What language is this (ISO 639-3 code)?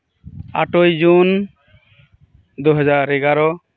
sat